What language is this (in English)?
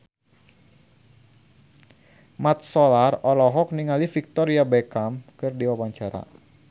Sundanese